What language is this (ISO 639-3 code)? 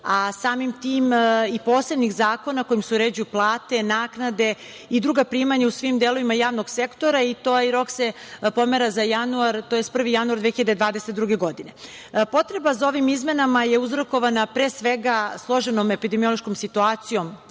srp